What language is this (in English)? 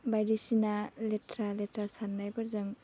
Bodo